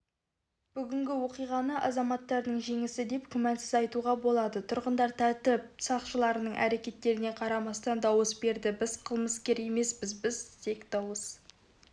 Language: Kazakh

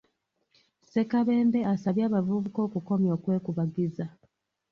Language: Ganda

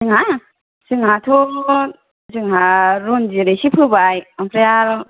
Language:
Bodo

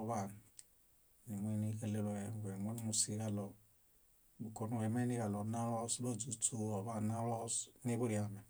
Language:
Bayot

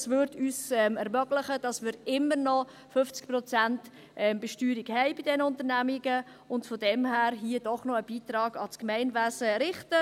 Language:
Swiss German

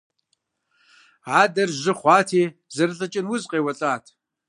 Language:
Kabardian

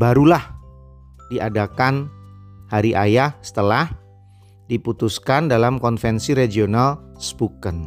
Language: Indonesian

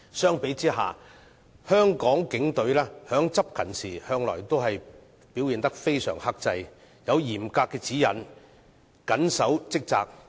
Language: Cantonese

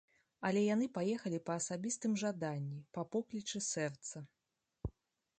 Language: Belarusian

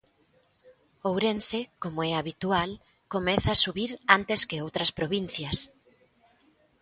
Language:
Galician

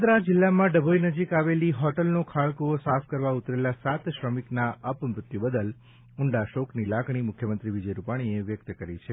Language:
Gujarati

